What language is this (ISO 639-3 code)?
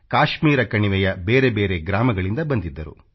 kan